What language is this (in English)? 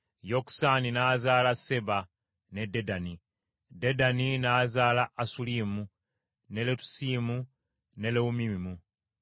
Ganda